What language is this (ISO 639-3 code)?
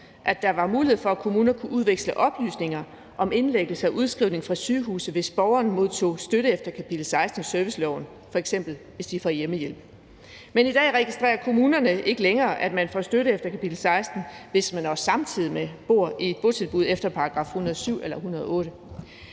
dan